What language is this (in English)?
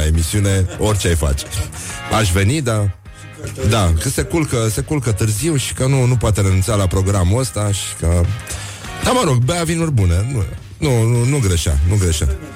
Romanian